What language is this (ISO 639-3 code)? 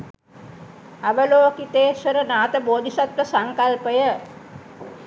sin